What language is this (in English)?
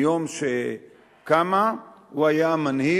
Hebrew